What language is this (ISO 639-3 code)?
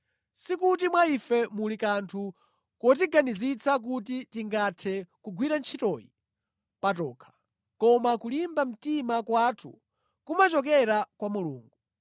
nya